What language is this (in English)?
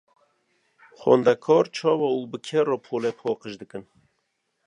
Kurdish